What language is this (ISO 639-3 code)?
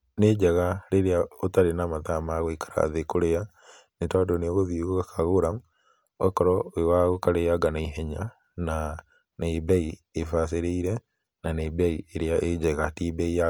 kik